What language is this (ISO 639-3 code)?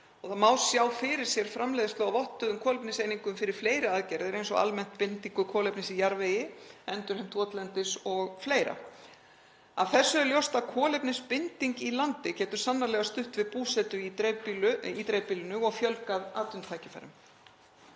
isl